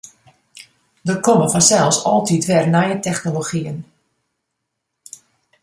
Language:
Western Frisian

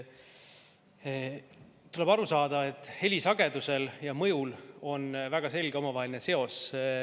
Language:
Estonian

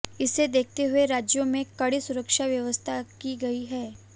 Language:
Hindi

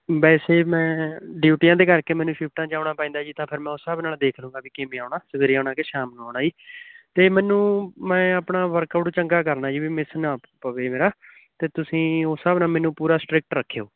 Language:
Punjabi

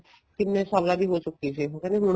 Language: Punjabi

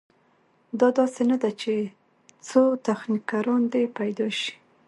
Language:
Pashto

